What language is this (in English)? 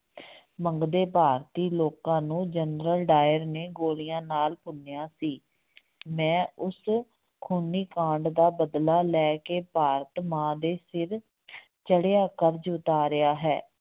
Punjabi